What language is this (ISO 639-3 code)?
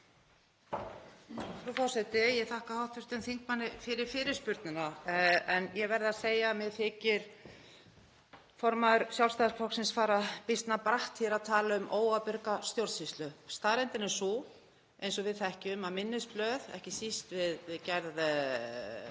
isl